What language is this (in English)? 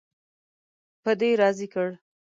Pashto